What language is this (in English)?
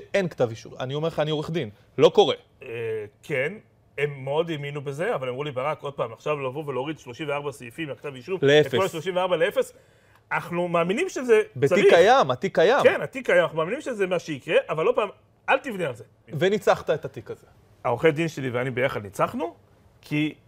Hebrew